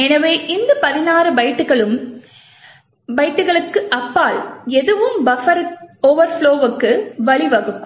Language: Tamil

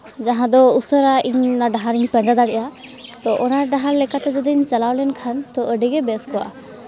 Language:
Santali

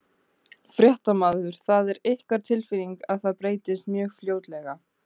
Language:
Icelandic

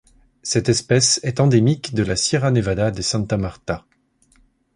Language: French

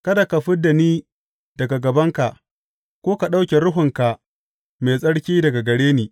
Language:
Hausa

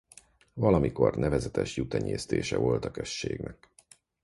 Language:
Hungarian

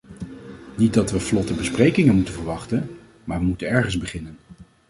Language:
Dutch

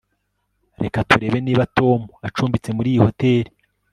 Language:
Kinyarwanda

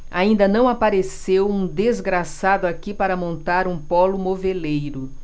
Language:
Portuguese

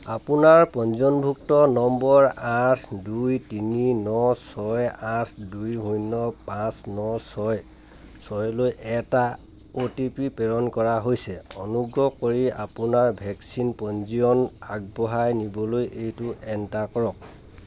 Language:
Assamese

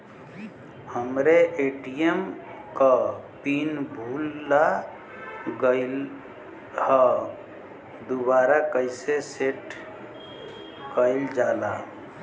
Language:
Bhojpuri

